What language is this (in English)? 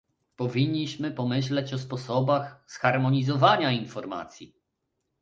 Polish